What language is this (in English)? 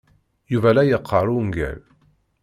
Kabyle